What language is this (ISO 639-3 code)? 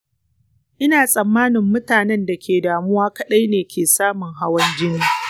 hau